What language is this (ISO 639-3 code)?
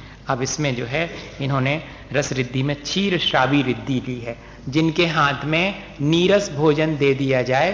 hin